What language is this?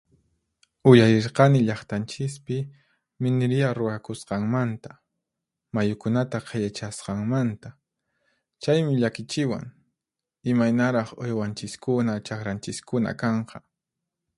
Puno Quechua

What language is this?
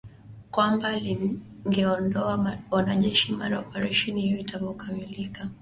Swahili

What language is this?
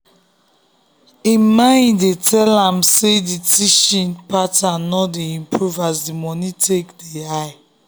Nigerian Pidgin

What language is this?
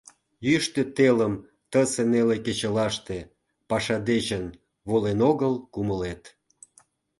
Mari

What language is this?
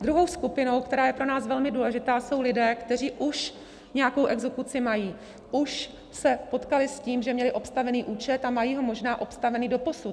Czech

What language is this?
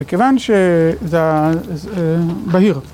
Hebrew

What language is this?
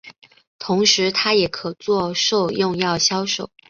Chinese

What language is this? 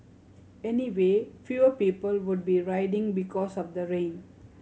English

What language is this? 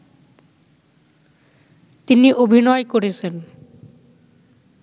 Bangla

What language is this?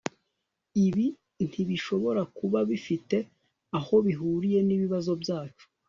Kinyarwanda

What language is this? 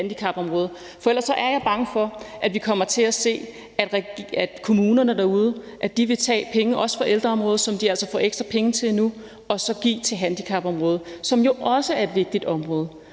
Danish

